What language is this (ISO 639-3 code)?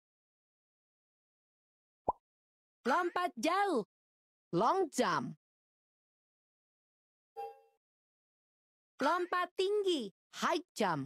ind